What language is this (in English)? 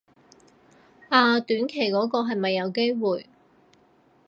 Cantonese